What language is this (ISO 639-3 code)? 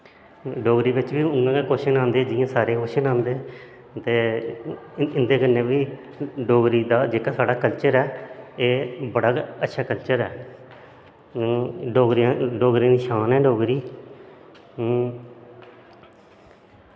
doi